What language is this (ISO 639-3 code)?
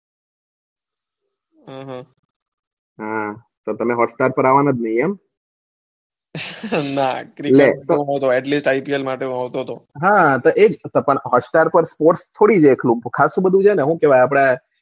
guj